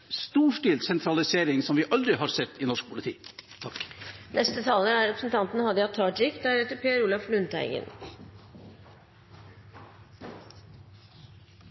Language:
Norwegian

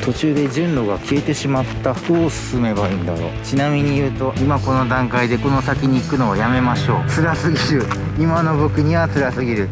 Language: Japanese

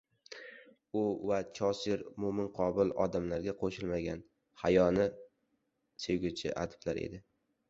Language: Uzbek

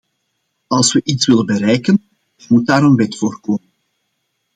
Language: Dutch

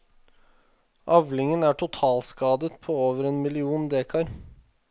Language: Norwegian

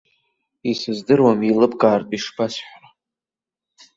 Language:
Abkhazian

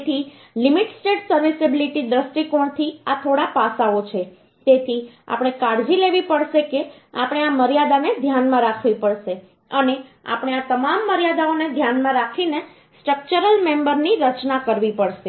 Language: Gujarati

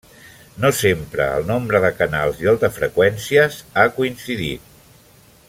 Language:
Catalan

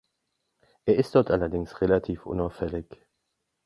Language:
German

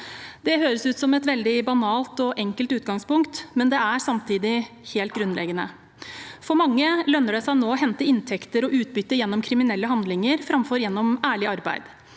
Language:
Norwegian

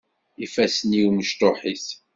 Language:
Kabyle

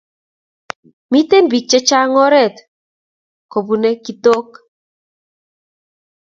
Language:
Kalenjin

